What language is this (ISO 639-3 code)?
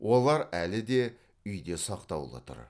kaz